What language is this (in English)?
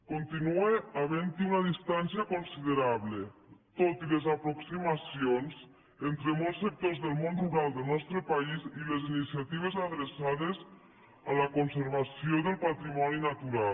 Catalan